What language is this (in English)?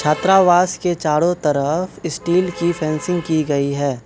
Hindi